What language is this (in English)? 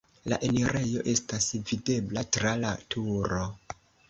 Esperanto